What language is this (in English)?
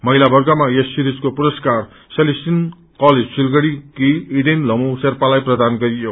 Nepali